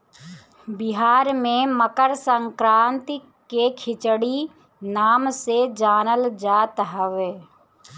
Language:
Bhojpuri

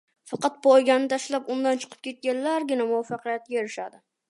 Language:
Uzbek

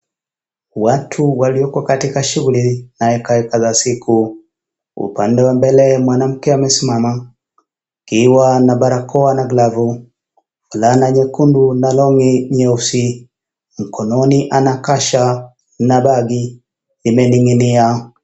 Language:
Swahili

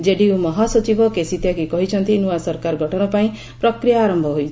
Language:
Odia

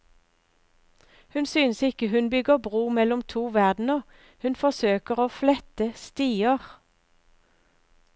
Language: Norwegian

